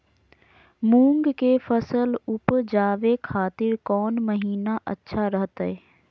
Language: Magahi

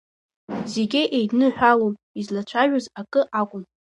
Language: Abkhazian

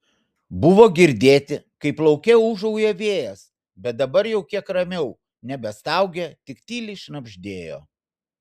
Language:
Lithuanian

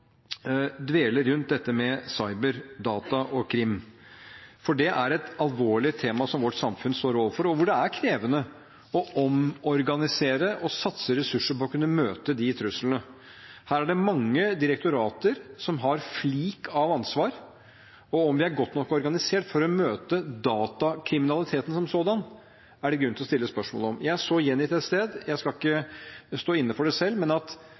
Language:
Norwegian Bokmål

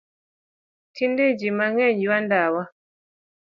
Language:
Luo (Kenya and Tanzania)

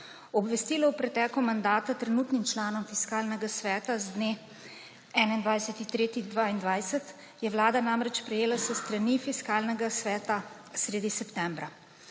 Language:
Slovenian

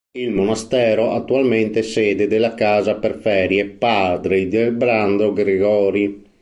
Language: Italian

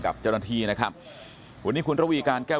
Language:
Thai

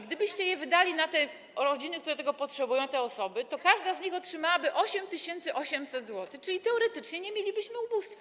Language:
Polish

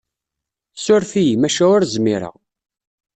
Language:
Kabyle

